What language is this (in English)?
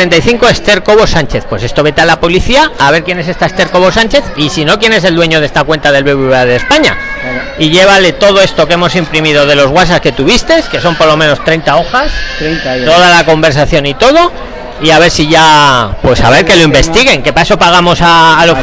Spanish